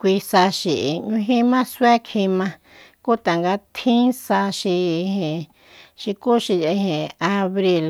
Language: Soyaltepec Mazatec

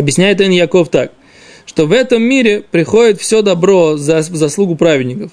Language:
Russian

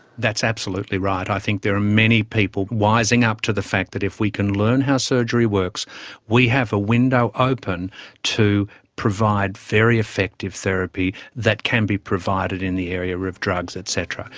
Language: English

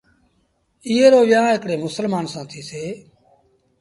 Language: Sindhi Bhil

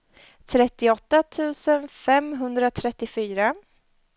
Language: Swedish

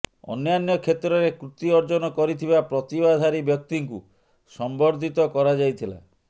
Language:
Odia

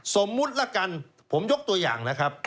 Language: Thai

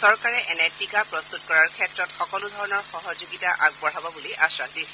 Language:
Assamese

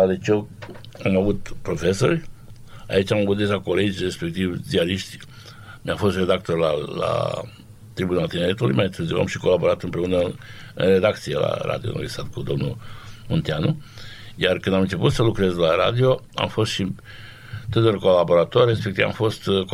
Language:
Romanian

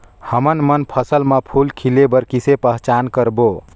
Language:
Chhattisgarhi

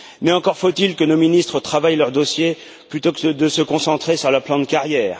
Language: French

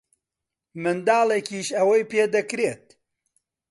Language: Central Kurdish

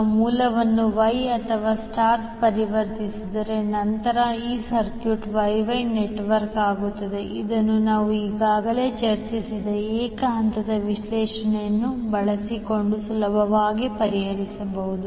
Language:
Kannada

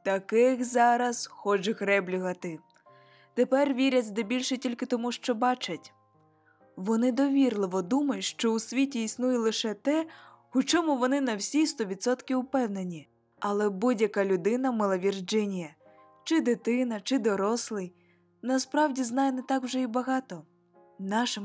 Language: Ukrainian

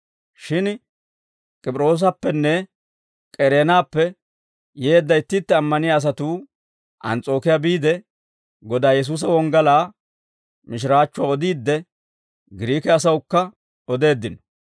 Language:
Dawro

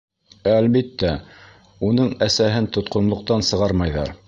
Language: Bashkir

